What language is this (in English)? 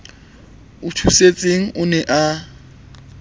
Southern Sotho